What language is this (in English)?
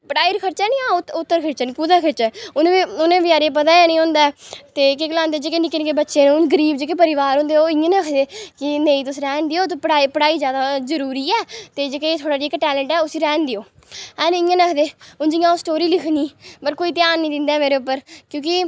Dogri